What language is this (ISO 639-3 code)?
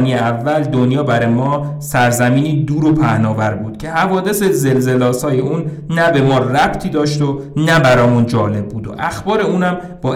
fas